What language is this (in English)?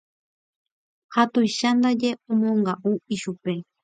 Guarani